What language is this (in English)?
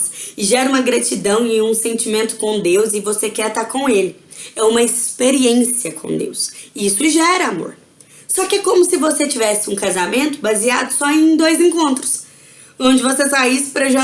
Portuguese